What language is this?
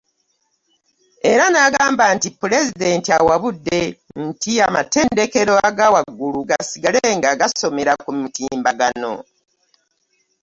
Ganda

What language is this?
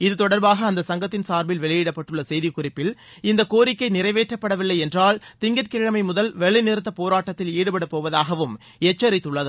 Tamil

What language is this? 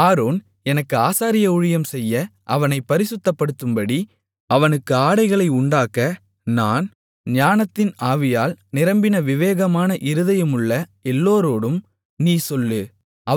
Tamil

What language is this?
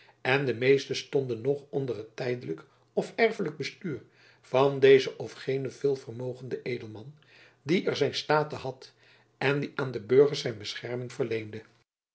Dutch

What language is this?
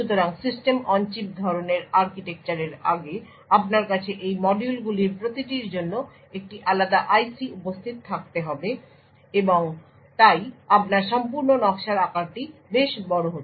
Bangla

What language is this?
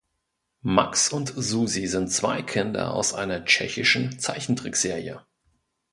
German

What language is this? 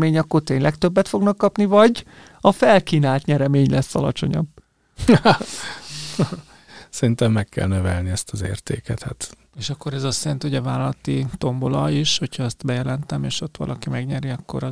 Hungarian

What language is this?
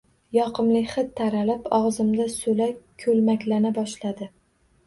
Uzbek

